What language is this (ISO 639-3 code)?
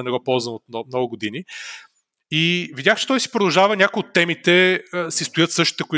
bul